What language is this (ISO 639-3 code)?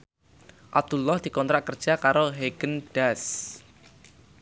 jav